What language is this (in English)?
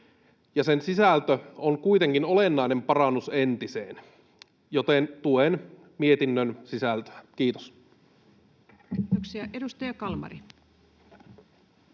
Finnish